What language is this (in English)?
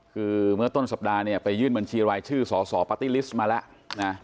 Thai